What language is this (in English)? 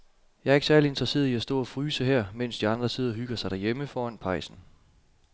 Danish